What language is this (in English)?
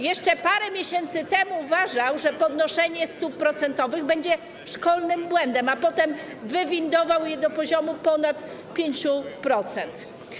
Polish